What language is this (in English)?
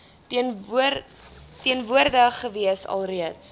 Afrikaans